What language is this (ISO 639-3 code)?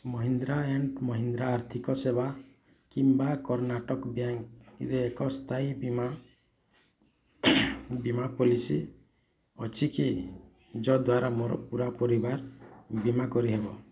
ori